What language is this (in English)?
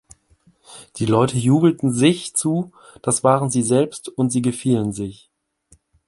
German